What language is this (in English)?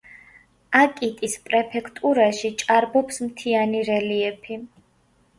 Georgian